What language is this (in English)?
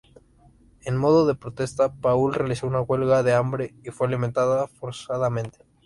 Spanish